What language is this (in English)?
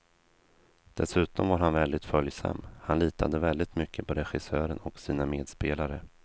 Swedish